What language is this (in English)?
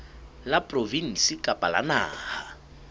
Southern Sotho